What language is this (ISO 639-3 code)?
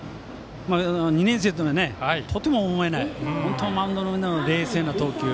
jpn